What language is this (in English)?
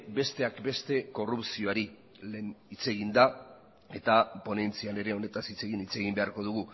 Basque